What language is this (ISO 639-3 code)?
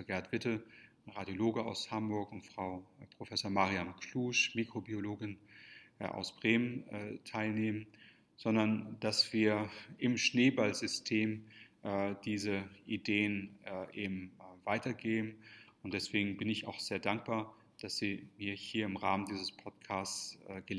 deu